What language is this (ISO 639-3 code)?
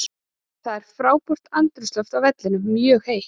isl